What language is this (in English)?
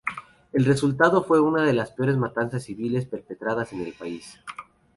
Spanish